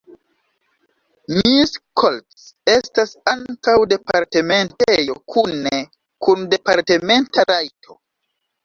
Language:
Esperanto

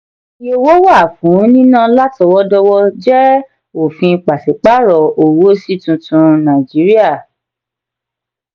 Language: Yoruba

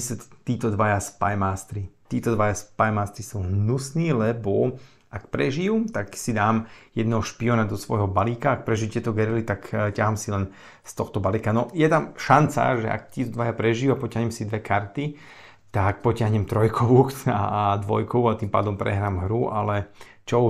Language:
Slovak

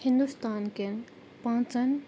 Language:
Kashmiri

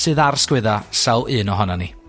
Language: Welsh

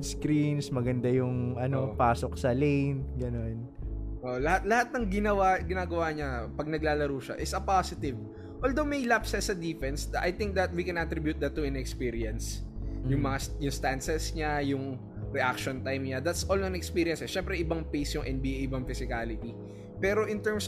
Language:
Filipino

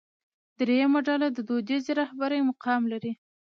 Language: Pashto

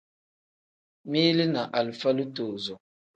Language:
Tem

